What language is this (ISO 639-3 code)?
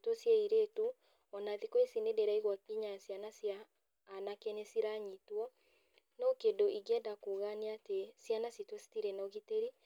kik